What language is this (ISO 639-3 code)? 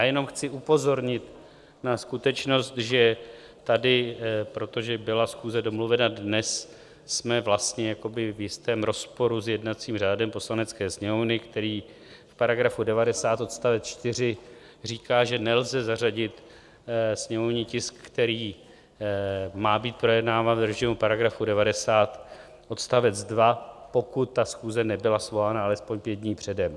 ces